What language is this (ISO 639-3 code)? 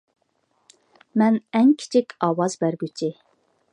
uig